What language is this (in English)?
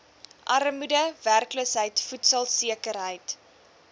Afrikaans